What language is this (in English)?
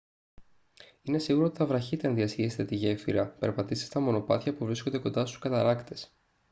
Greek